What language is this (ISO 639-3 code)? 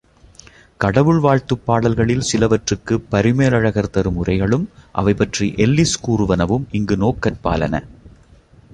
tam